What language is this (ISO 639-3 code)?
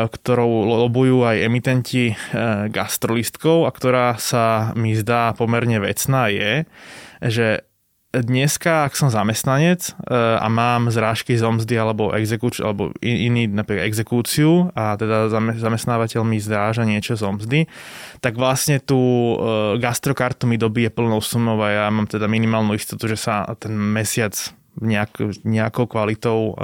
slk